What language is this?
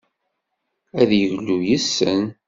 Kabyle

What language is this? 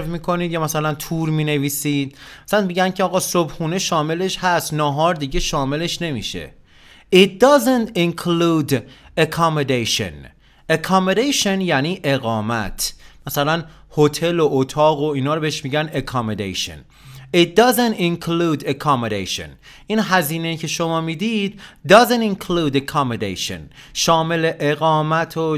Persian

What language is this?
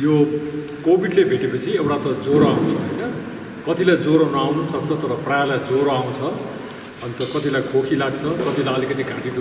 Romanian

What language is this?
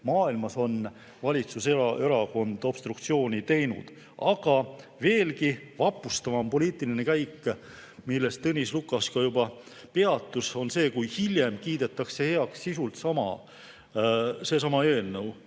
Estonian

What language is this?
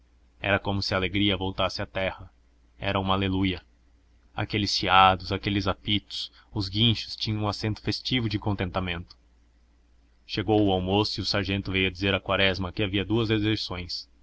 Portuguese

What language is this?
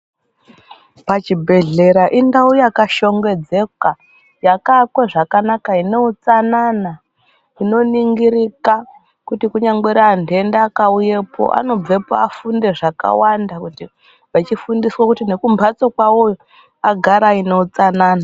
Ndau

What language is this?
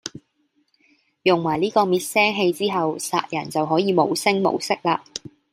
Cantonese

